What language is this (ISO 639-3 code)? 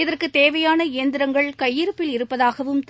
tam